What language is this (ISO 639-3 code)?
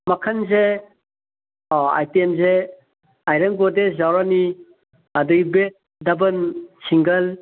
mni